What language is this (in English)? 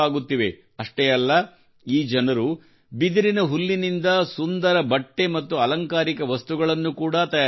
Kannada